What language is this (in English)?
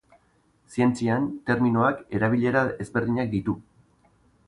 Basque